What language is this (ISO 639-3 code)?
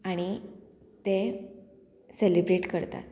kok